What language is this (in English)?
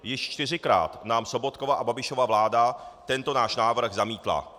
Czech